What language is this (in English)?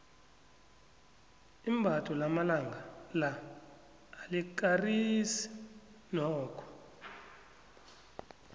South Ndebele